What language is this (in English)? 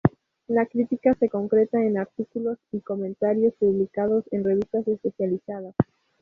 Spanish